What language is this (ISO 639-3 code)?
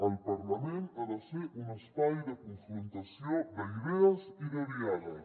cat